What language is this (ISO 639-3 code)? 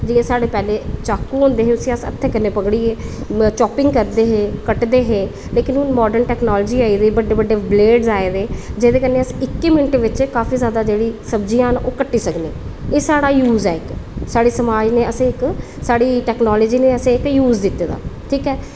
doi